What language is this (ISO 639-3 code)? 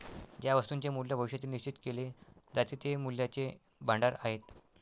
mar